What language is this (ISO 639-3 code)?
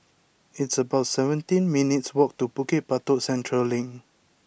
eng